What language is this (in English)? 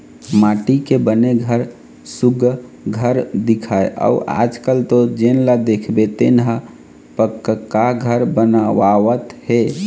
Chhattisgarhi